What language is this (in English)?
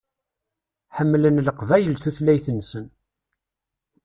Kabyle